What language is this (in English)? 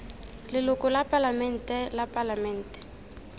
Tswana